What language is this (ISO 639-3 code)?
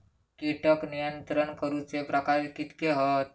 mar